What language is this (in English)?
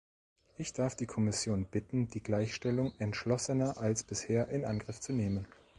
German